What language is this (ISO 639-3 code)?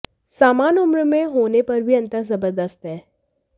hin